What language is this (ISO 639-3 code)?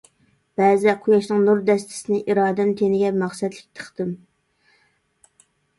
uig